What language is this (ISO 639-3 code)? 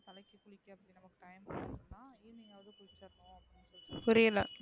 tam